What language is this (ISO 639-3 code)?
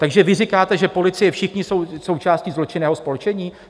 ces